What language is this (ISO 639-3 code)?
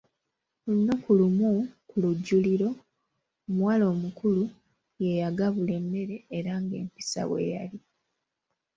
lug